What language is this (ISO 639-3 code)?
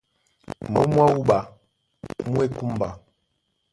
dua